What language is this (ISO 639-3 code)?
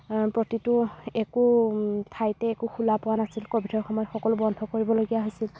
asm